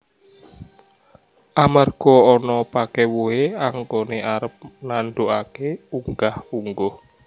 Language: Javanese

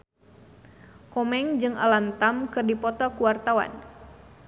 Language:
Sundanese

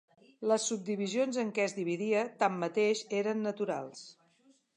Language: Catalan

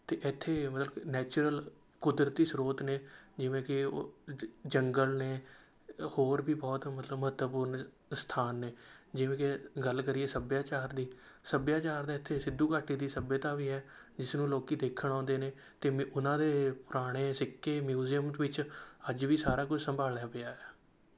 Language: Punjabi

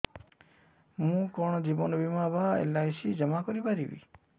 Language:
Odia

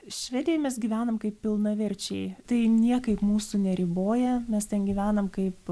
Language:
Lithuanian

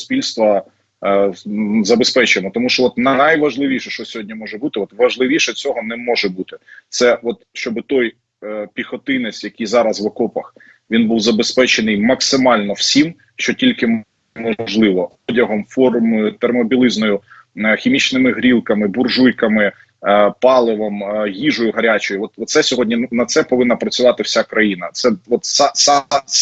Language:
Ukrainian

